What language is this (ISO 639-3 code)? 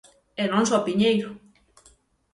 glg